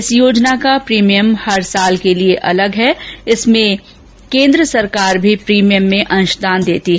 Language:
Hindi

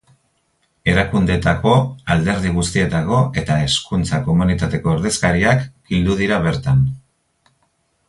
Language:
Basque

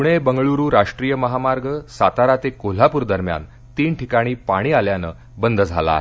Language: Marathi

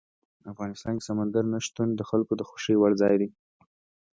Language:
Pashto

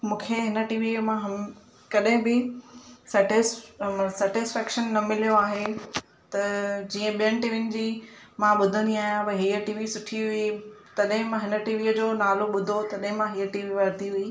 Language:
Sindhi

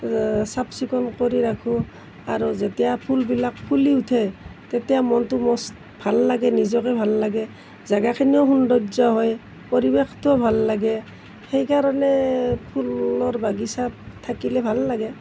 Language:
Assamese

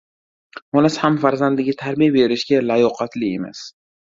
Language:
Uzbek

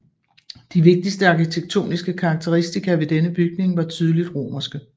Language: Danish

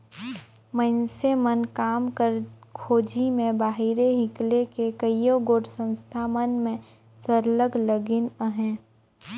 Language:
Chhattisgarhi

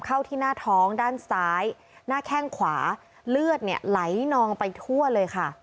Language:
Thai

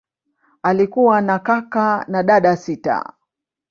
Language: Swahili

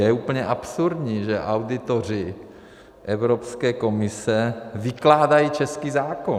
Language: Czech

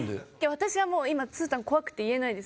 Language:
Japanese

